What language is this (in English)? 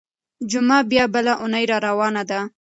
Pashto